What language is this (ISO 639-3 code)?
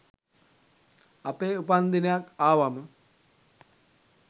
sin